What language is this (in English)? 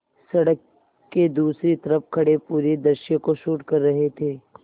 Hindi